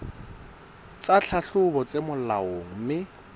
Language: Southern Sotho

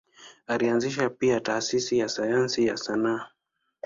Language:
Swahili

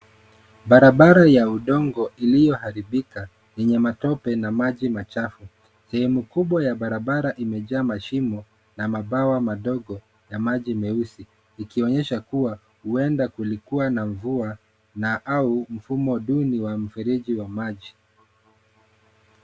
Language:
Swahili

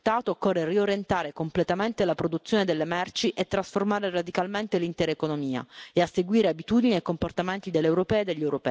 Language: French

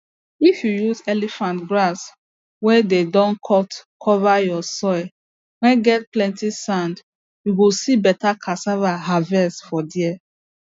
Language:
Nigerian Pidgin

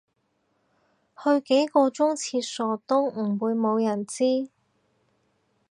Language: Cantonese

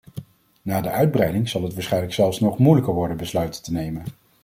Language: Dutch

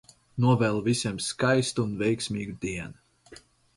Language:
Latvian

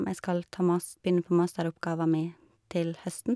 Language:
Norwegian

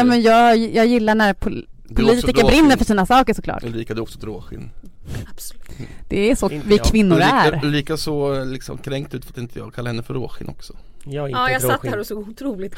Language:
Swedish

